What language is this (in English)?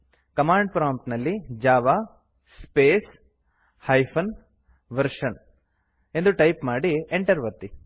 Kannada